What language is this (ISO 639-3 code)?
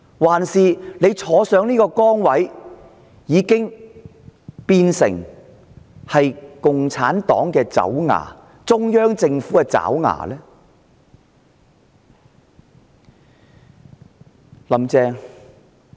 yue